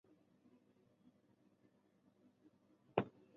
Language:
Chinese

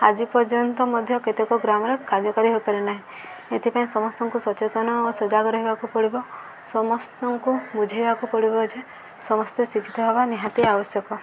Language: Odia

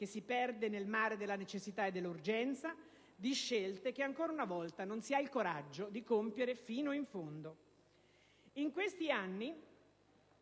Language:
Italian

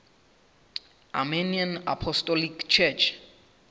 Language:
Southern Sotho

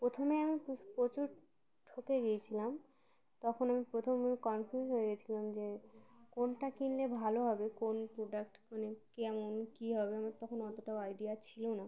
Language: Bangla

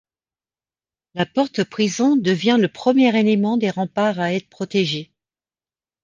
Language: French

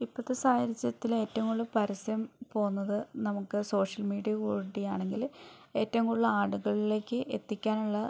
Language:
Malayalam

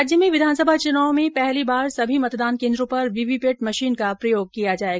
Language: Hindi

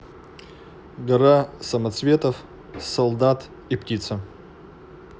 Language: Russian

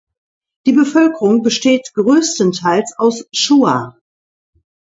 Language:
German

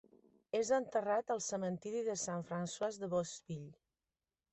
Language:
Catalan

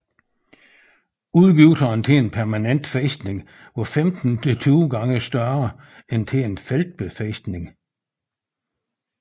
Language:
Danish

